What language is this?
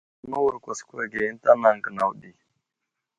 Wuzlam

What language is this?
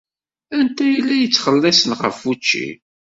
Kabyle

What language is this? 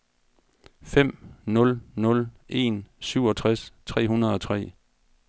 Danish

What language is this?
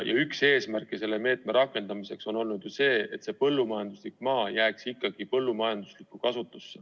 Estonian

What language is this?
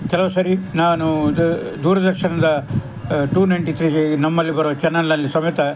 Kannada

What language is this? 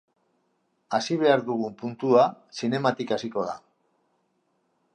Basque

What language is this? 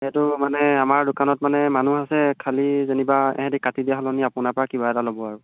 Assamese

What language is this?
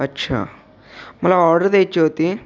Marathi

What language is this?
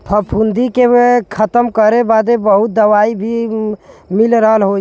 Bhojpuri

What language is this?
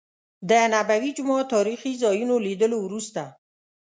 Pashto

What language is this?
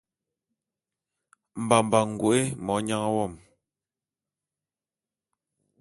Bulu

